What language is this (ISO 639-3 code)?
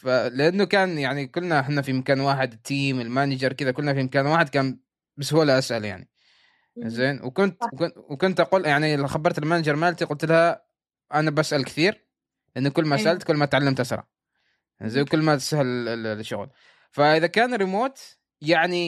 ara